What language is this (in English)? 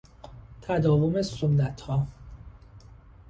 Persian